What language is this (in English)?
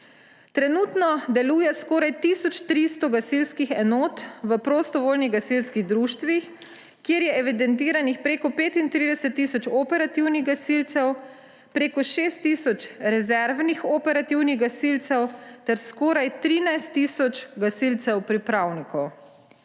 Slovenian